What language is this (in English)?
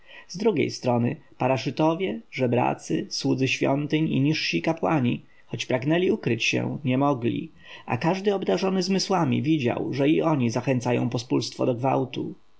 Polish